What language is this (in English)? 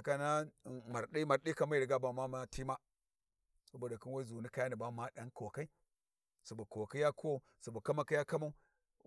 Warji